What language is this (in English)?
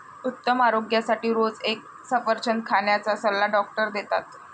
Marathi